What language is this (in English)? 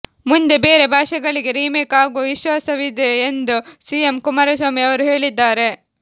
Kannada